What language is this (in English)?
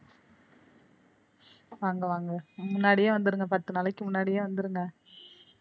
Tamil